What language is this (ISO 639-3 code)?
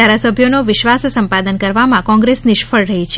guj